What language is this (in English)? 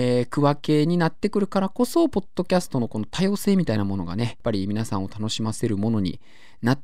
Japanese